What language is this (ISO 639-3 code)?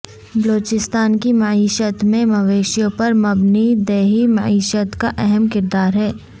urd